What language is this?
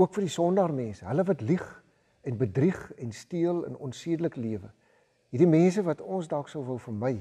Dutch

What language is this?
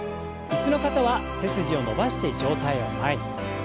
Japanese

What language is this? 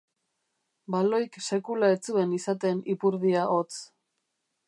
Basque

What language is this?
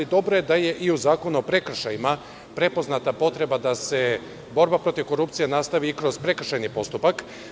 Serbian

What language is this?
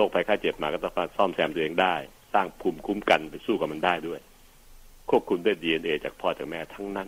Thai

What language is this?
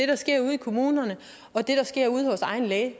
Danish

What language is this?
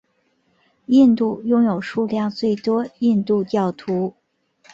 Chinese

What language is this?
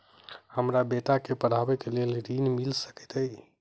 Maithili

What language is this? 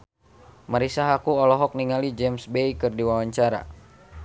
Sundanese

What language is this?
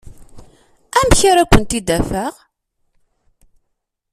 Kabyle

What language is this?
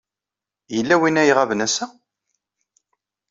Kabyle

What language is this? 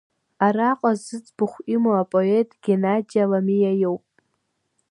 Abkhazian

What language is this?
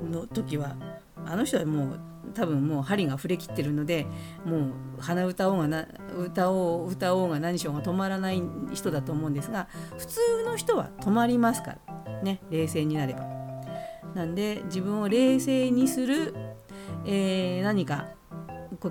Japanese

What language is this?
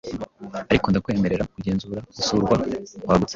Kinyarwanda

